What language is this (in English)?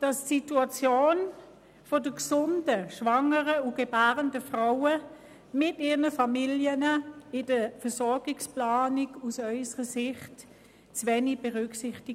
Swiss German